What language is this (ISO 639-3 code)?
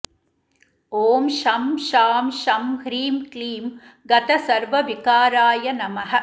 san